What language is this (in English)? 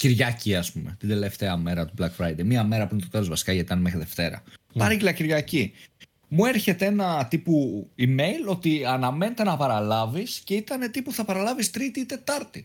Greek